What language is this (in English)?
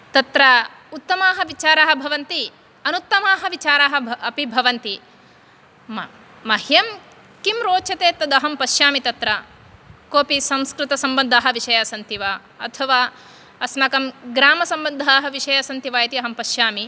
Sanskrit